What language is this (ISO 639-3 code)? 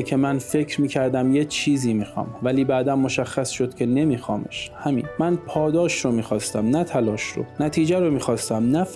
fas